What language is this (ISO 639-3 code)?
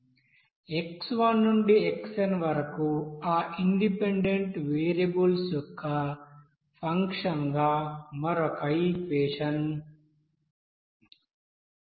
tel